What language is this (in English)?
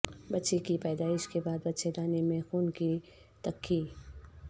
Urdu